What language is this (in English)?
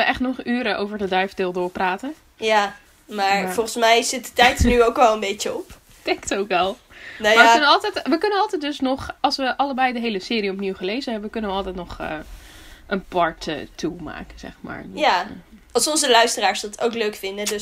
Dutch